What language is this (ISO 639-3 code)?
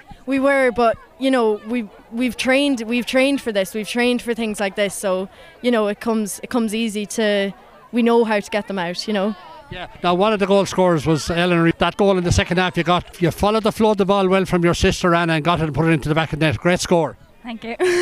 eng